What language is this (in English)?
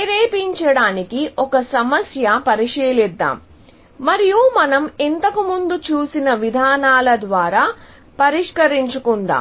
Telugu